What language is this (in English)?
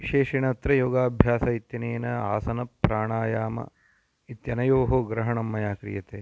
Sanskrit